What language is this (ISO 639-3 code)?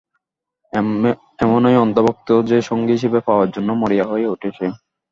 ben